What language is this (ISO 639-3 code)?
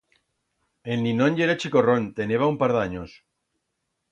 arg